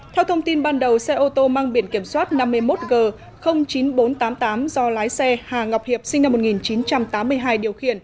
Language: Vietnamese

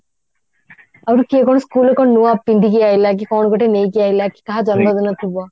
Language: Odia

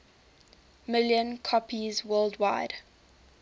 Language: English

